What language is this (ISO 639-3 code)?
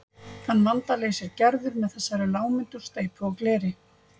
isl